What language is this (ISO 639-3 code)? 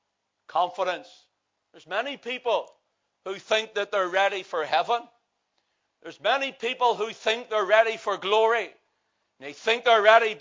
eng